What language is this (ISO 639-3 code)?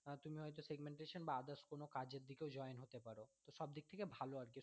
ben